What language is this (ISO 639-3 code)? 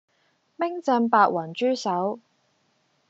yue